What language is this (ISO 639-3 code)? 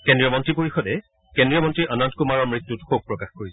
asm